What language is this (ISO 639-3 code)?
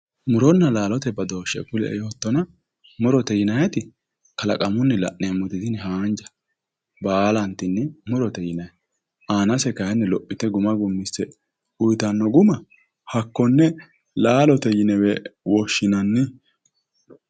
sid